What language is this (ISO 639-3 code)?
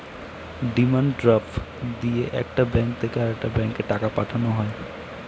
ben